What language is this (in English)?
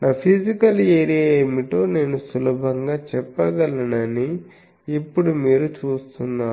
Telugu